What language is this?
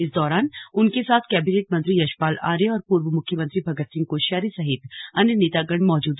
Hindi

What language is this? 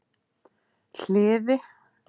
Icelandic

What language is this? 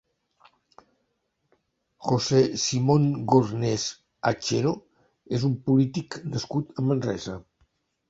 Catalan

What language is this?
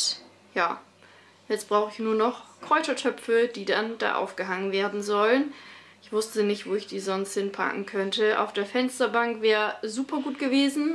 German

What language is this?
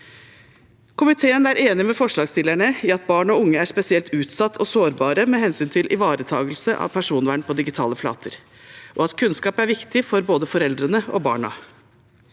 Norwegian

